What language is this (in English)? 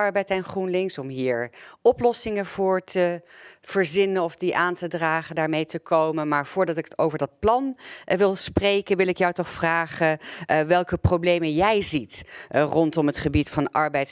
Dutch